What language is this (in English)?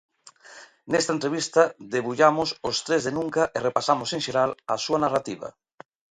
Galician